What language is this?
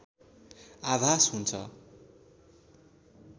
Nepali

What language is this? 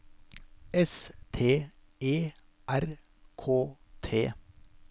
Norwegian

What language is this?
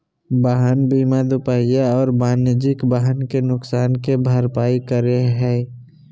Magahi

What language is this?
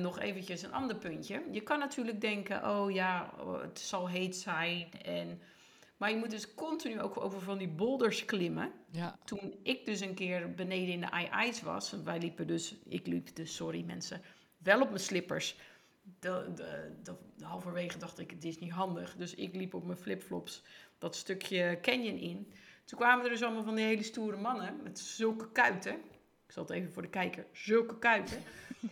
Dutch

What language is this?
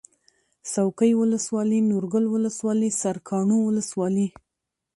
Pashto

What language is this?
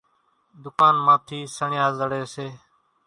Kachi Koli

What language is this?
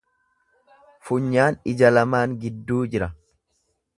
Oromo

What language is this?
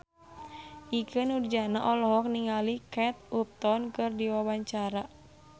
Sundanese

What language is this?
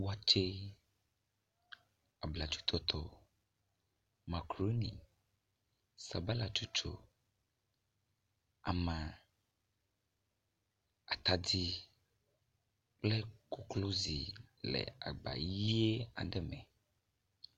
Ewe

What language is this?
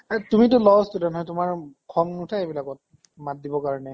Assamese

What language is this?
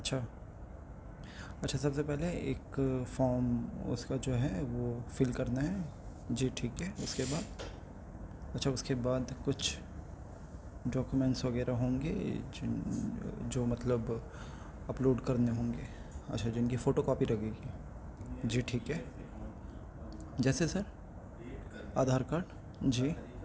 Urdu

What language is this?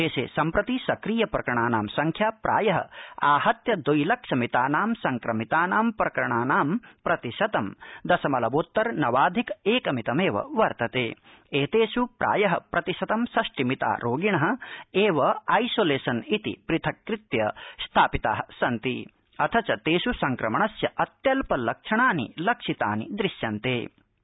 Sanskrit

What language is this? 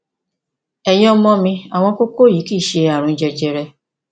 Yoruba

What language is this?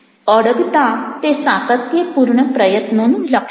Gujarati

